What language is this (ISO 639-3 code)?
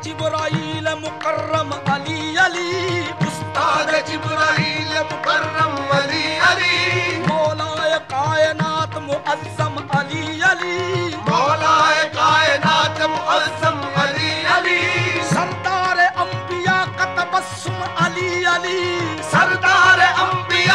fas